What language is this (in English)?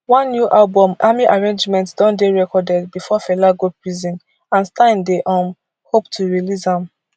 Nigerian Pidgin